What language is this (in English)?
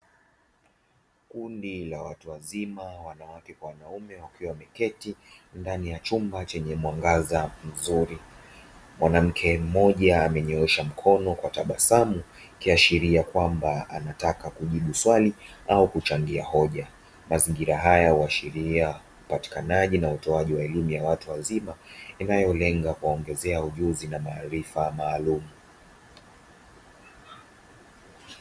Swahili